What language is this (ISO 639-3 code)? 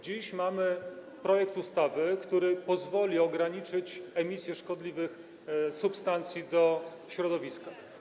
pol